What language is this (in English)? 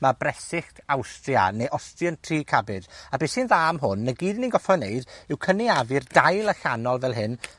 Welsh